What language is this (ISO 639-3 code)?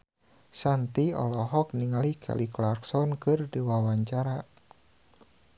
sun